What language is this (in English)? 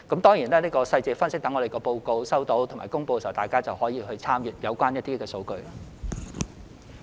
Cantonese